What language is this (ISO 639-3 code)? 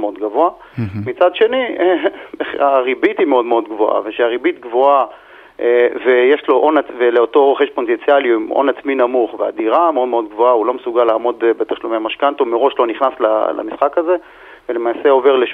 heb